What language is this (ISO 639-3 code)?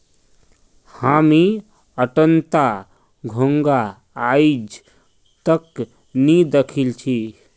mag